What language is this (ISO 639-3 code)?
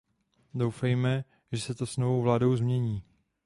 ces